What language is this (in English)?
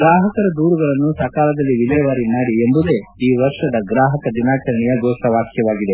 Kannada